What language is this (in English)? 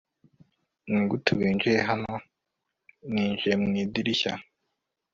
Kinyarwanda